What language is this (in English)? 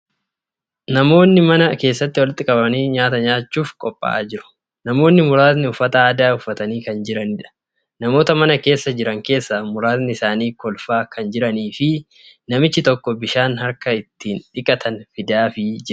Oromo